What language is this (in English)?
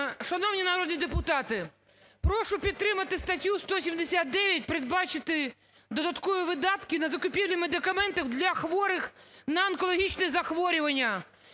Ukrainian